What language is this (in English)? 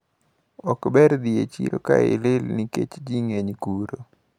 Luo (Kenya and Tanzania)